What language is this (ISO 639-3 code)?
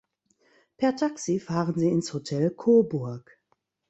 deu